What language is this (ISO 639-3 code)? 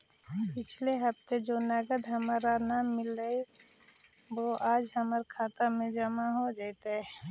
mag